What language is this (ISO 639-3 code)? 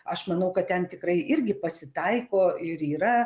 lit